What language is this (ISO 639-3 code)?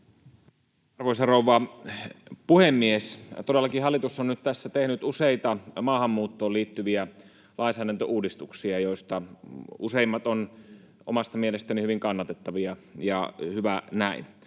fin